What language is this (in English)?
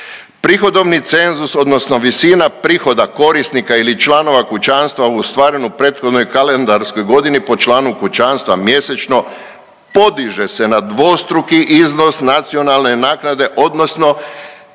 Croatian